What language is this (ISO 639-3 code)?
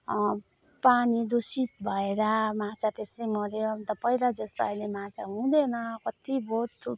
nep